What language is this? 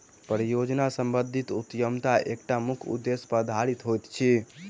Maithili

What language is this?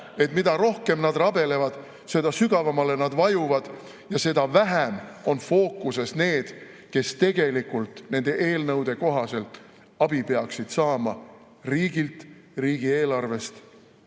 Estonian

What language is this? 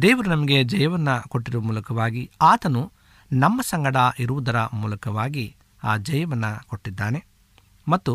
Kannada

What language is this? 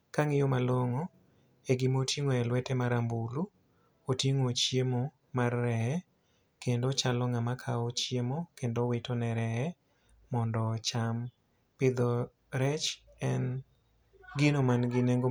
Luo (Kenya and Tanzania)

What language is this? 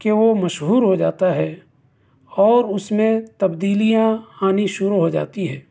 Urdu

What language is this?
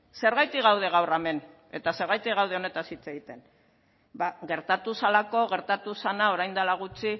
Basque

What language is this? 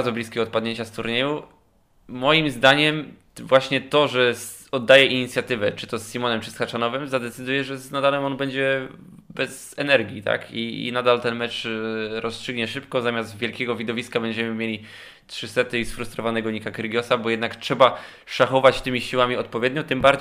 Polish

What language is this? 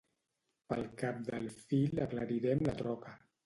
Catalan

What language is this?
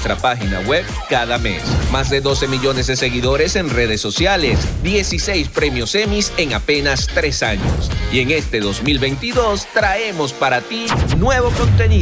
Spanish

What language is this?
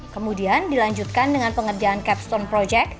Indonesian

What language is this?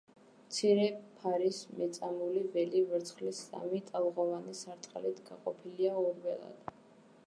Georgian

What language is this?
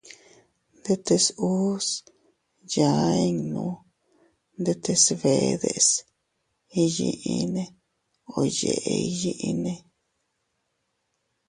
Teutila Cuicatec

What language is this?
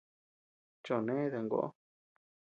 Tepeuxila Cuicatec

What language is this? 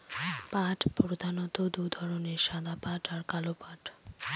Bangla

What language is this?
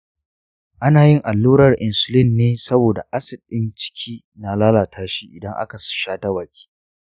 Hausa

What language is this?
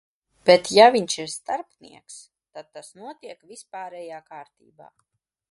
Latvian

